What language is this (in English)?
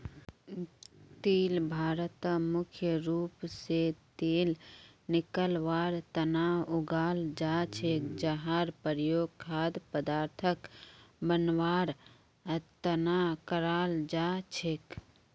Magahi